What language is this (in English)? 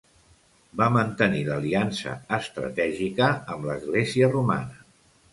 Catalan